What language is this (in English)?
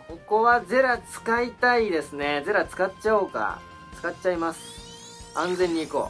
Japanese